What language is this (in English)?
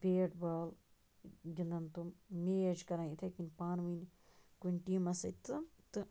Kashmiri